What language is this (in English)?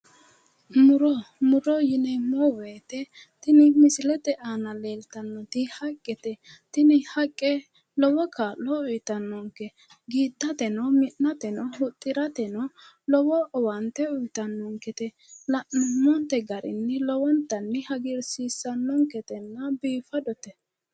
Sidamo